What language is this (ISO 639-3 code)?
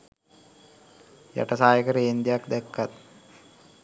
sin